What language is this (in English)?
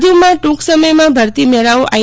Gujarati